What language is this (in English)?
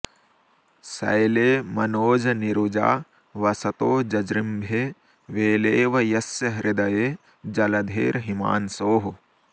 Sanskrit